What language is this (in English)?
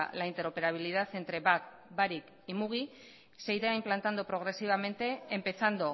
Spanish